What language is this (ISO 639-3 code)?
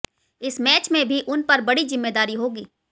hin